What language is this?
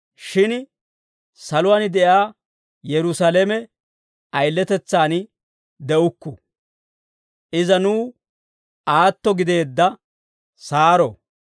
Dawro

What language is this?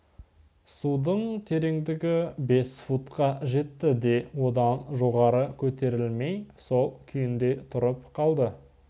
Kazakh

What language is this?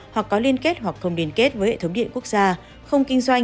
Vietnamese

